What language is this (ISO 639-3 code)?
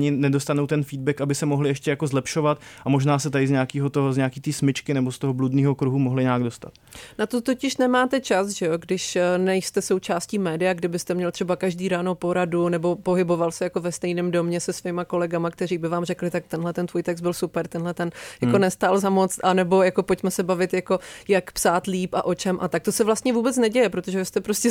ces